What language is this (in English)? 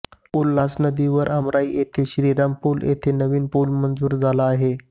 Marathi